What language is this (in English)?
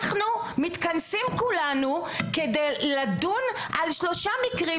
Hebrew